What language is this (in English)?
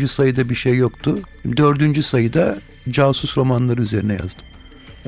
Turkish